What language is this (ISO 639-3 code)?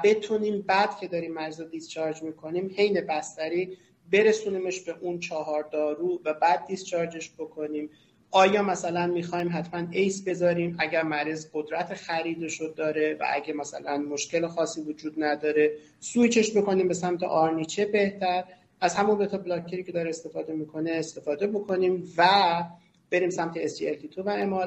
fas